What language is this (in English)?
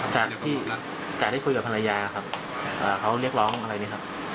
Thai